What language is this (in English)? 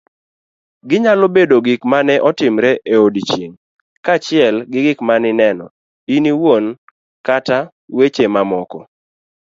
Luo (Kenya and Tanzania)